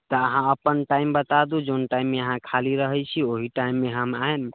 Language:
Maithili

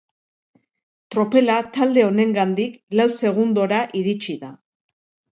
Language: Basque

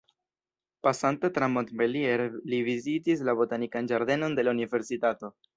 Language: Esperanto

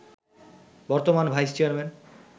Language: Bangla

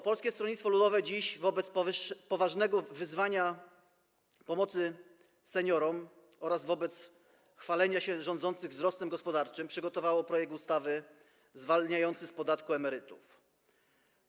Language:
Polish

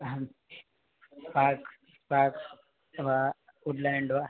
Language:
Sanskrit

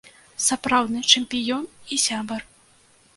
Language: Belarusian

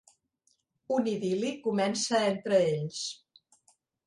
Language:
Catalan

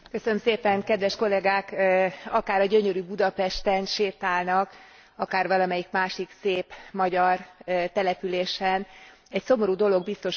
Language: Hungarian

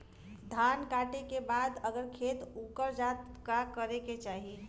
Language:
Bhojpuri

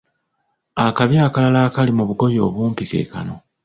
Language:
Ganda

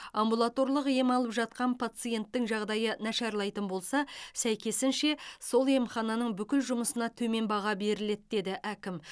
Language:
Kazakh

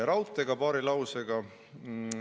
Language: Estonian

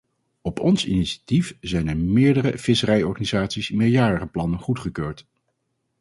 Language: Dutch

